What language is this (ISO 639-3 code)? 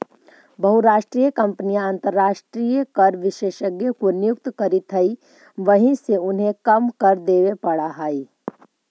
mag